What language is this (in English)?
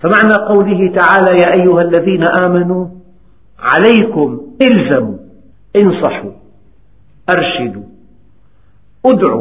Arabic